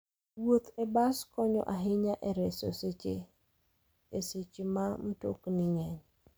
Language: Luo (Kenya and Tanzania)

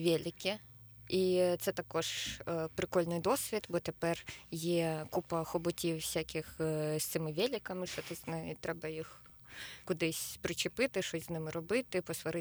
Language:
Ukrainian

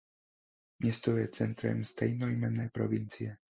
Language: Czech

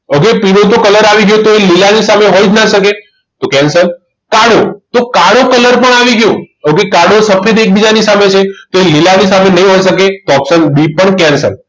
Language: Gujarati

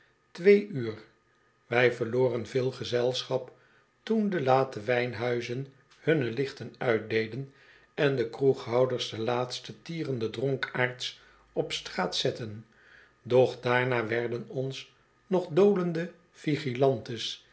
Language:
Dutch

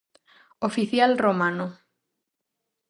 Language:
Galician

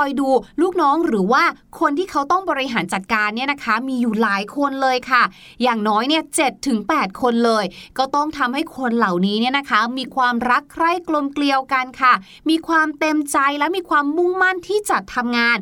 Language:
Thai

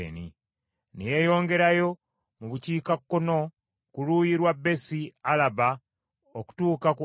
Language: Ganda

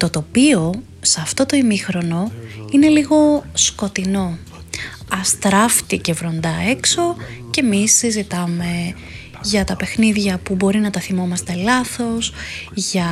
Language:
Greek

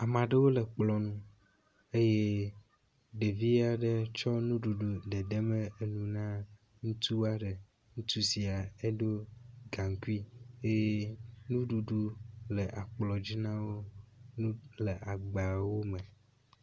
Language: Ewe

